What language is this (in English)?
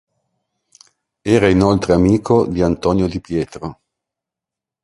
Italian